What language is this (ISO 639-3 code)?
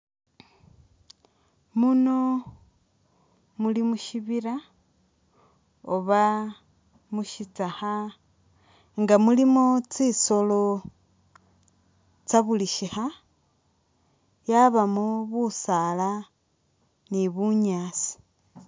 myx